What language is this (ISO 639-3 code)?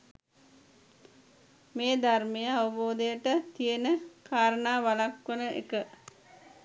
sin